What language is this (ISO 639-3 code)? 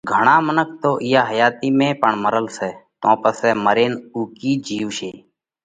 kvx